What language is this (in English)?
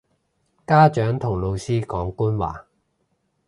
Cantonese